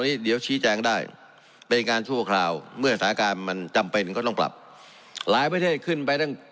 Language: Thai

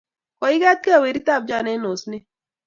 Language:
Kalenjin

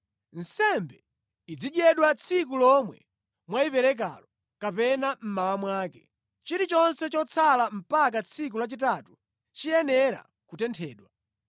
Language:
Nyanja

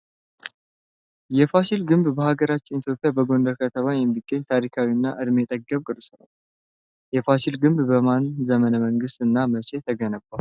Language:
Amharic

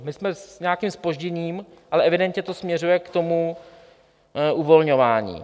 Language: Czech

